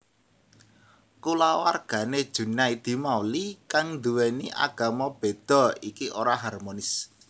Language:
Javanese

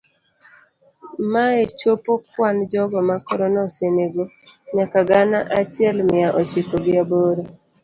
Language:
Luo (Kenya and Tanzania)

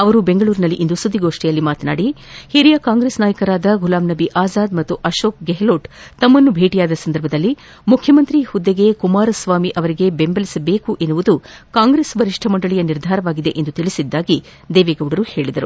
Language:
Kannada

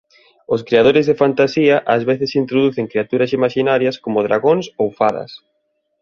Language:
Galician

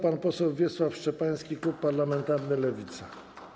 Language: Polish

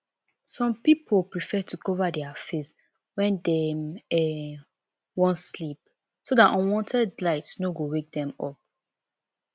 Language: Nigerian Pidgin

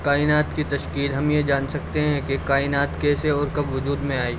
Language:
Urdu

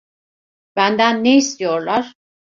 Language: Turkish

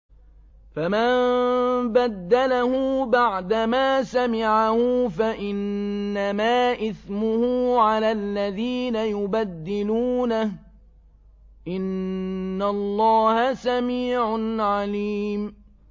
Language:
Arabic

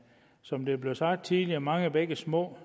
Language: Danish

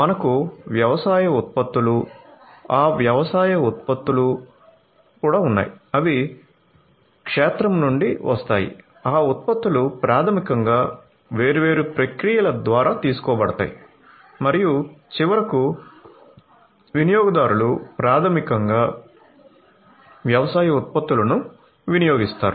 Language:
Telugu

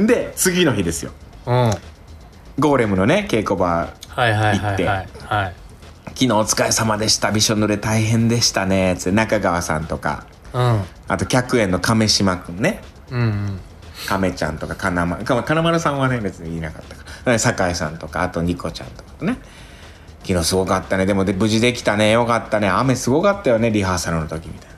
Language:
Japanese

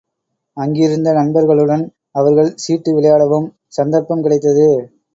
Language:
Tamil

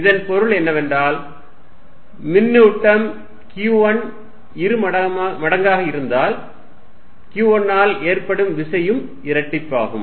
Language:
Tamil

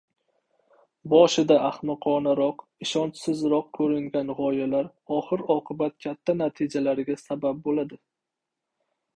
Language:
Uzbek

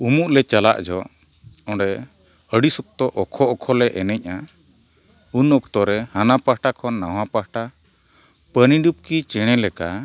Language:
Santali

